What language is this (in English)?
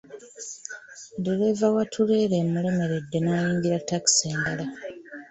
Ganda